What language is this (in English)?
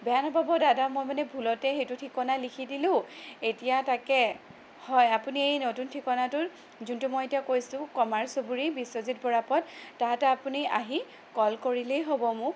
Assamese